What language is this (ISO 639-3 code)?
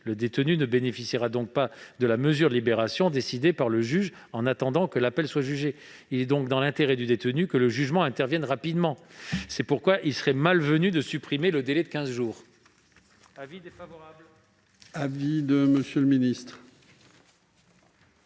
fra